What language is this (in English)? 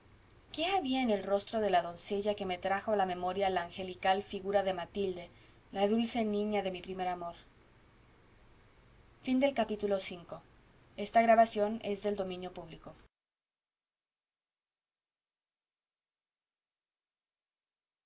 Spanish